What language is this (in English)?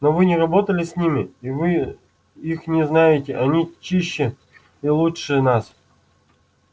Russian